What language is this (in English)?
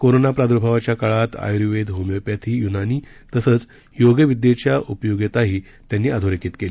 Marathi